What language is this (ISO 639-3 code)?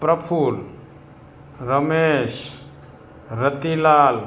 guj